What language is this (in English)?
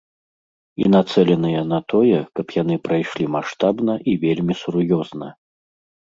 Belarusian